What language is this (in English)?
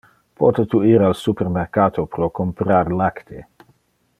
Interlingua